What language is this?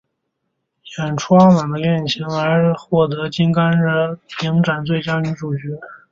Chinese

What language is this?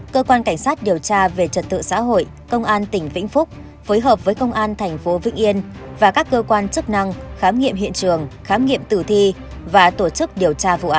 Vietnamese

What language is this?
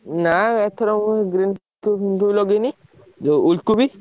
Odia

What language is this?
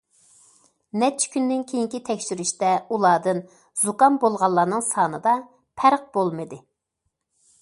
Uyghur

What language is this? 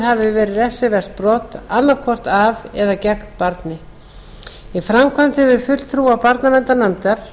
Icelandic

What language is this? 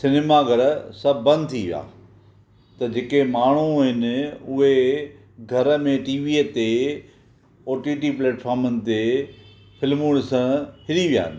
Sindhi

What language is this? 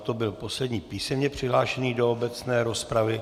Czech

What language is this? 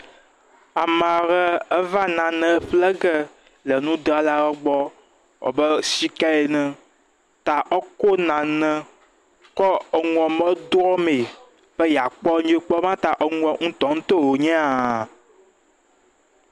Ewe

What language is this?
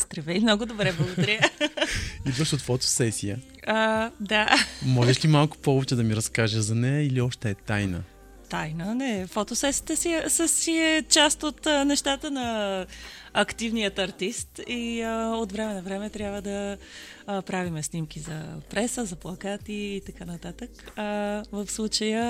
Bulgarian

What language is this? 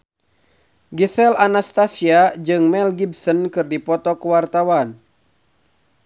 Sundanese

